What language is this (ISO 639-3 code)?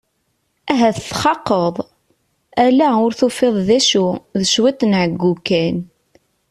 kab